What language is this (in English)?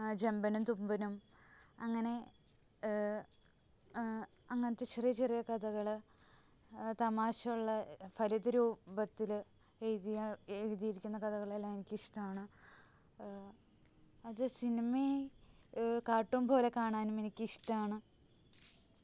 Malayalam